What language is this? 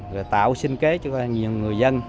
Vietnamese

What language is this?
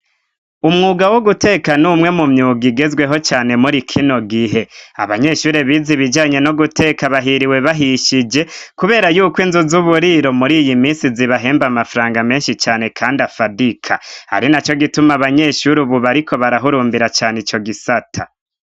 Rundi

